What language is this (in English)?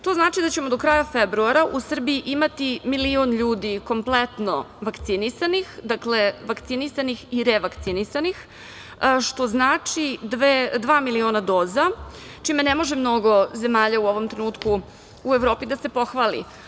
Serbian